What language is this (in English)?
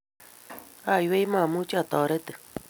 Kalenjin